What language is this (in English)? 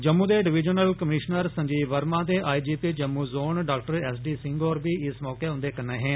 Dogri